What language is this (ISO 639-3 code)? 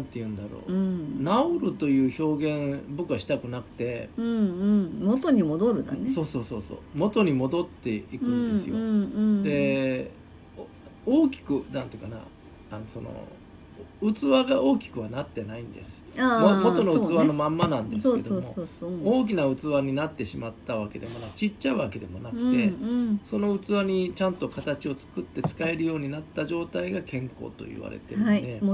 jpn